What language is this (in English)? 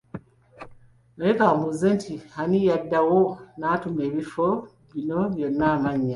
Ganda